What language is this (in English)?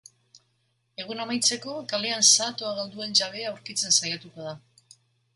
Basque